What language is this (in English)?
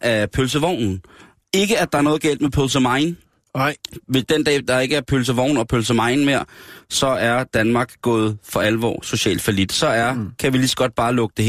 Danish